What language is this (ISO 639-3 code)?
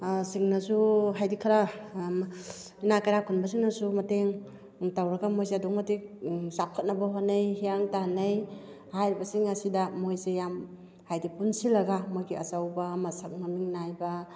mni